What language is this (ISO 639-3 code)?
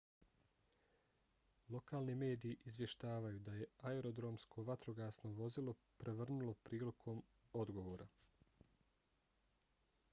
bos